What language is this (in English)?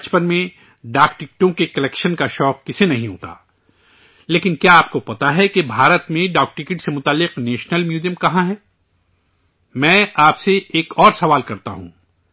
Urdu